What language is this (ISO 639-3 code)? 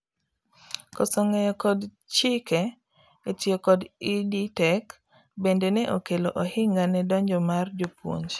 luo